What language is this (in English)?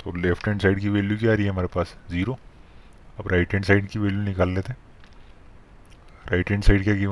Hindi